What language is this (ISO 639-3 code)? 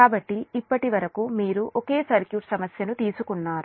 tel